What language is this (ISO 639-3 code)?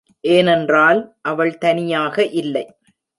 tam